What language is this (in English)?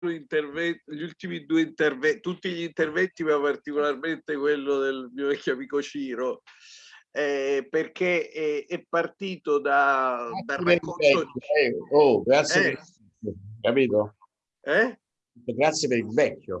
Italian